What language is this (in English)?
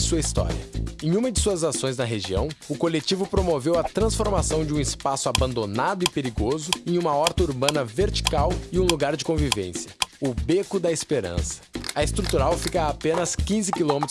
Portuguese